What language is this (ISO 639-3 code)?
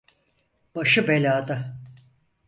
tur